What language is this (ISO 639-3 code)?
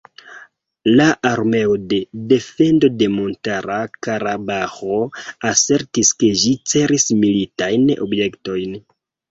epo